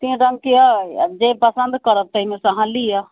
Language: Maithili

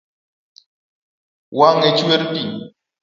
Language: Luo (Kenya and Tanzania)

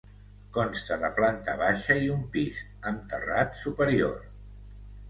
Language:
Catalan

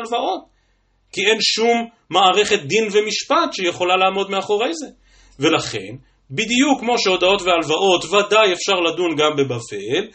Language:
Hebrew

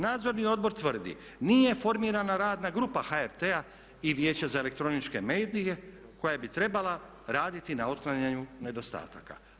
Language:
Croatian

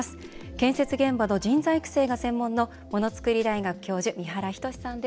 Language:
Japanese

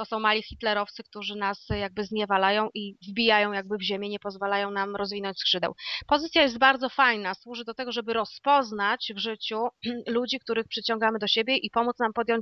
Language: Polish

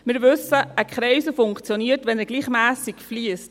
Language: Swiss German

